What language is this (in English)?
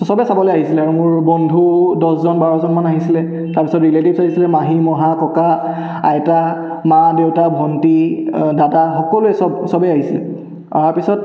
Assamese